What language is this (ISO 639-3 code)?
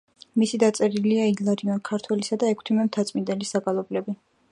kat